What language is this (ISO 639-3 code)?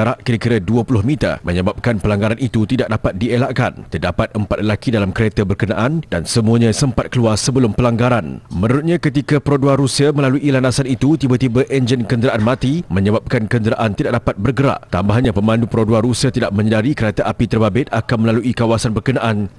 msa